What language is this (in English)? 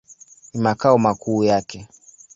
Swahili